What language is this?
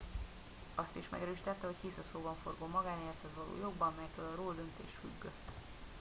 Hungarian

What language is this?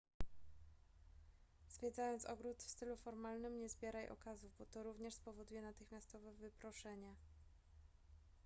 Polish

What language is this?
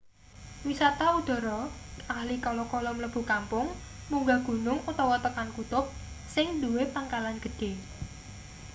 Javanese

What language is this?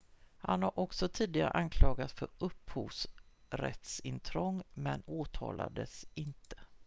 Swedish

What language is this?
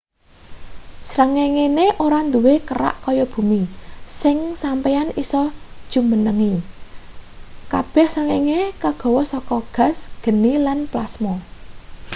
Javanese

